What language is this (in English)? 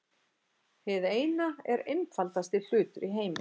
Icelandic